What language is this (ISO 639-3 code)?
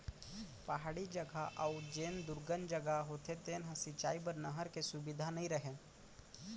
hne